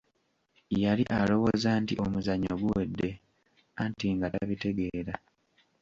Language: Ganda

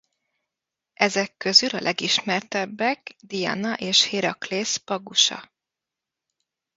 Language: Hungarian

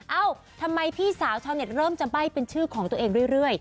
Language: Thai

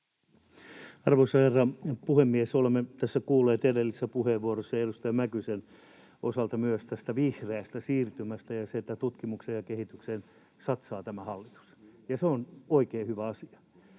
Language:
Finnish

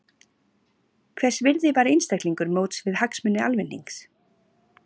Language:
Icelandic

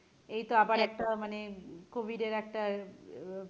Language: Bangla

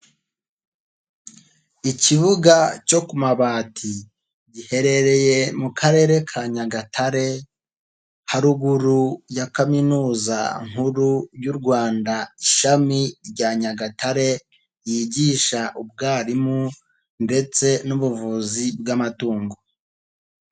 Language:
Kinyarwanda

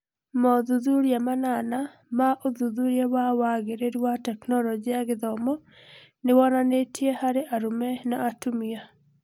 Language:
Kikuyu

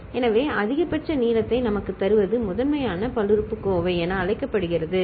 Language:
Tamil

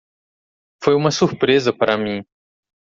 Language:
Portuguese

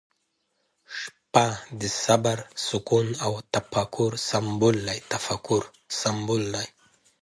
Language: Pashto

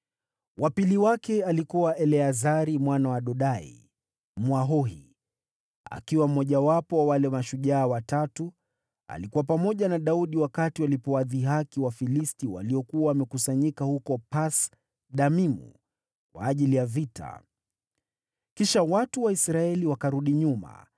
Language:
Swahili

